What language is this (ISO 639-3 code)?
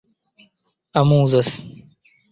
epo